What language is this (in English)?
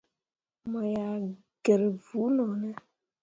Mundang